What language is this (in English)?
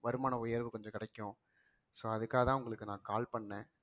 Tamil